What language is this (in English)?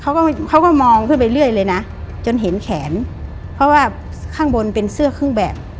Thai